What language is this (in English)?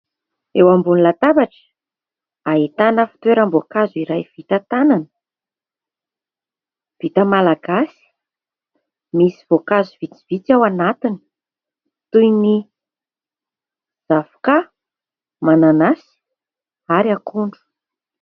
Malagasy